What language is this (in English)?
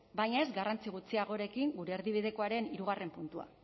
Basque